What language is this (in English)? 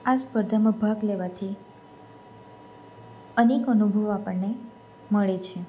Gujarati